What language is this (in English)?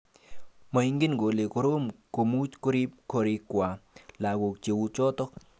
Kalenjin